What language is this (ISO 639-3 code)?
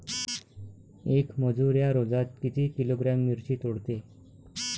mar